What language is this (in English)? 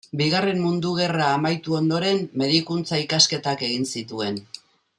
Basque